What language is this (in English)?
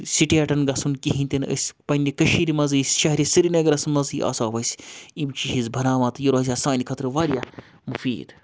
Kashmiri